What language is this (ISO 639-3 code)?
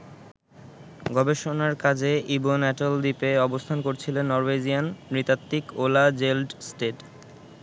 ben